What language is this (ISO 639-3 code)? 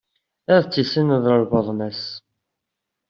kab